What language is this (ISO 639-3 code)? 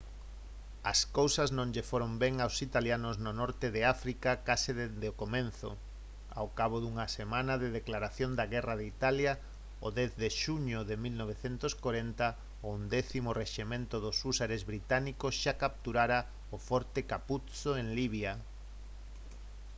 glg